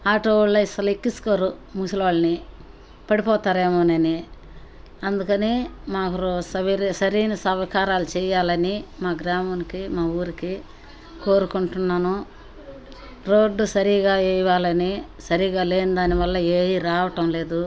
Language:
Telugu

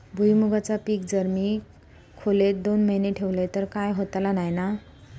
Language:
Marathi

